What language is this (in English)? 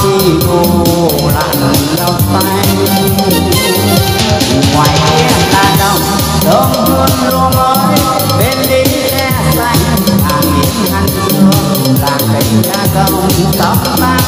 Vietnamese